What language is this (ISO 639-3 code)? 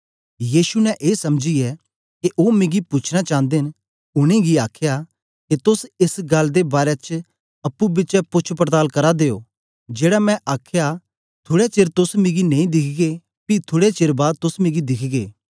doi